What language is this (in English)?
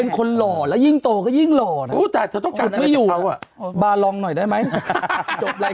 Thai